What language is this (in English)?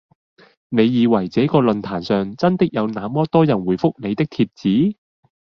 Cantonese